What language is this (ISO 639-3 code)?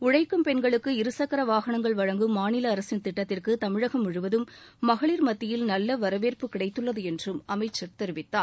tam